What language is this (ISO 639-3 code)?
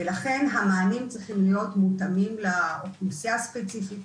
heb